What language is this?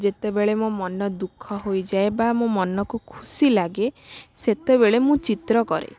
Odia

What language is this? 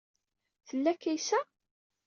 Kabyle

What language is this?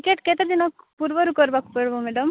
Odia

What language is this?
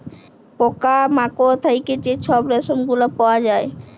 Bangla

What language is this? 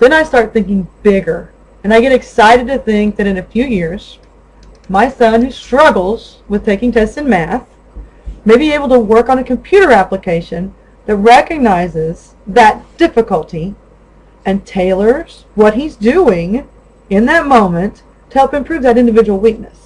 English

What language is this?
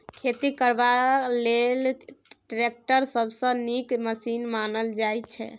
Maithili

